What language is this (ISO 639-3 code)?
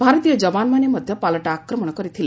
ori